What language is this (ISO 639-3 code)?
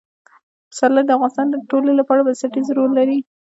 pus